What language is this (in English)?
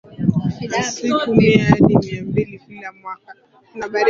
Swahili